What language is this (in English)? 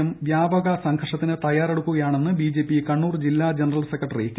Malayalam